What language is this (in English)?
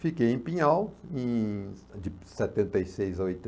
Portuguese